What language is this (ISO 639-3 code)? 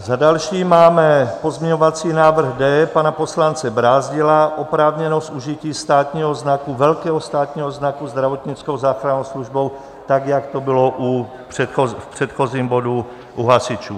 ces